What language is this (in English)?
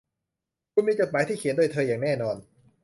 Thai